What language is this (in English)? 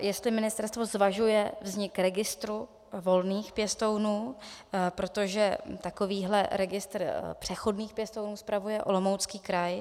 Czech